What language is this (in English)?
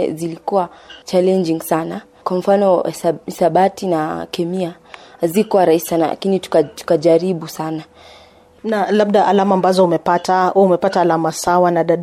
Swahili